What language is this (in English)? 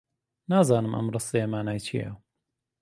Central Kurdish